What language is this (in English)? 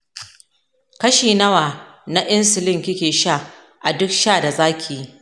Hausa